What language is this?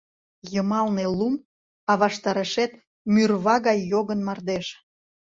Mari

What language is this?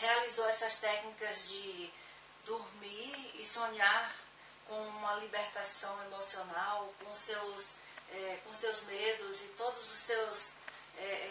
Portuguese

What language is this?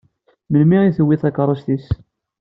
Kabyle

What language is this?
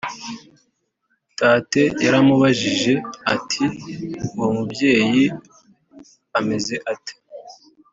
Kinyarwanda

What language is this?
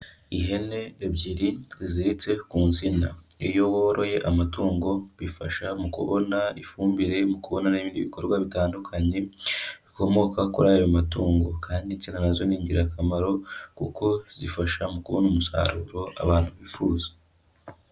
Kinyarwanda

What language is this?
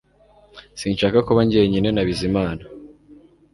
Kinyarwanda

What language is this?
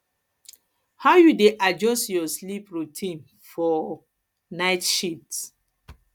Nigerian Pidgin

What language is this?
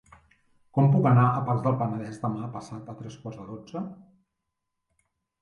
Catalan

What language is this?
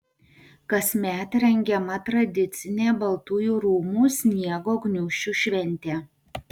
Lithuanian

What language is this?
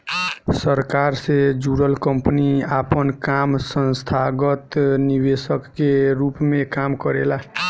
Bhojpuri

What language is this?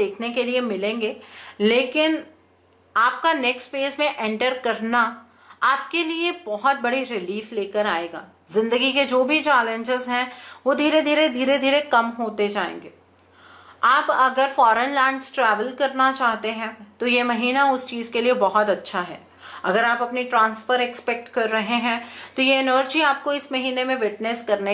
Hindi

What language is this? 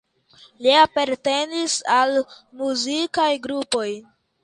Esperanto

